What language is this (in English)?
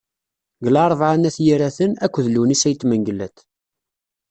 Kabyle